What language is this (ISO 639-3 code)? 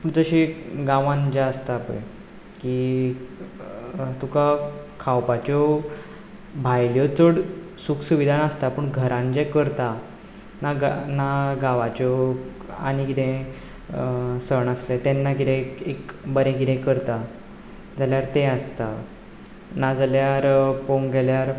kok